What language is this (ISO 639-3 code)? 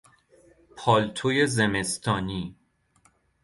fas